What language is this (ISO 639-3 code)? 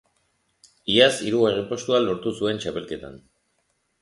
eus